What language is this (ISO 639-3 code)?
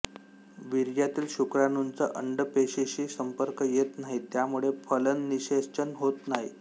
mar